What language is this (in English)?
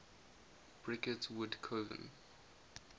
English